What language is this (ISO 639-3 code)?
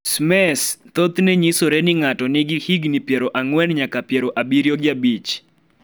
luo